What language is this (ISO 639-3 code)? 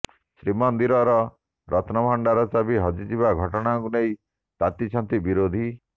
ori